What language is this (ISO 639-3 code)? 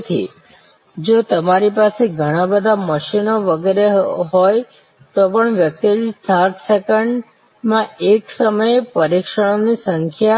guj